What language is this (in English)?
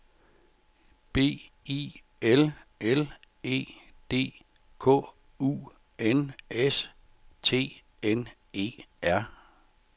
Danish